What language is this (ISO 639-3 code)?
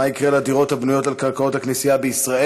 heb